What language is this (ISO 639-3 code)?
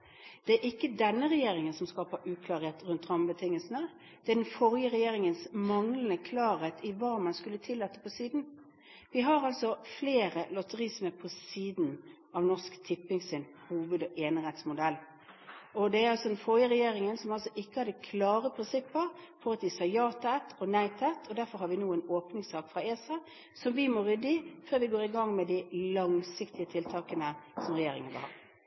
nob